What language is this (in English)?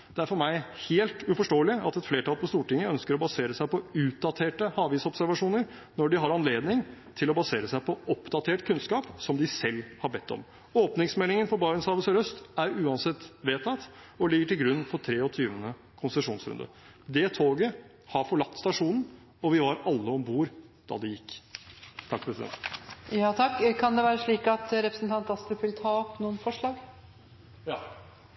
Norwegian